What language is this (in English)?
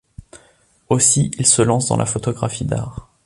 French